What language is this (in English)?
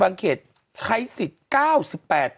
Thai